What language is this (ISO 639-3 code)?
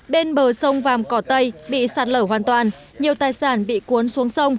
vie